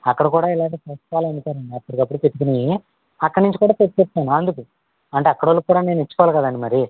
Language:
Telugu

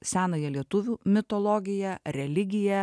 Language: Lithuanian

